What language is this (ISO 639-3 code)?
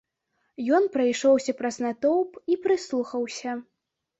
bel